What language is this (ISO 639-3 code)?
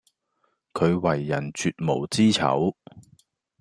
yue